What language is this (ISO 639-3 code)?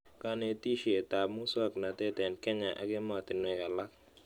kln